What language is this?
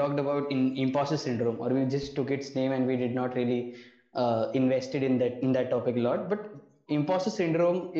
Hindi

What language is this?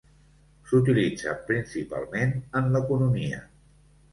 Catalan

